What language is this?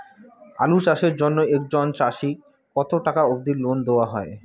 Bangla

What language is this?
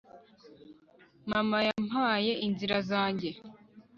Kinyarwanda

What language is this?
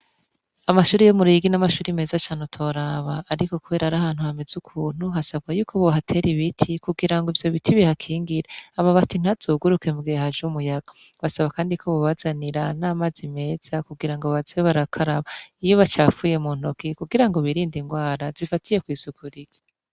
Rundi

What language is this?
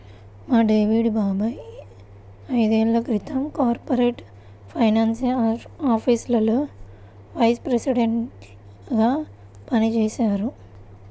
Telugu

